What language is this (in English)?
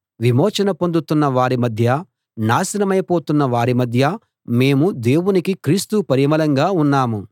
Telugu